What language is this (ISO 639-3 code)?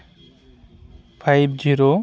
sat